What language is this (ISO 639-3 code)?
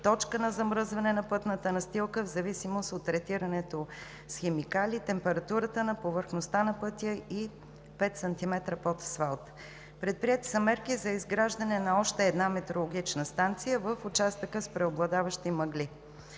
bul